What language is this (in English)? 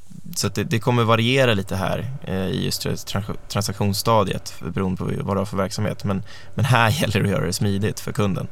Swedish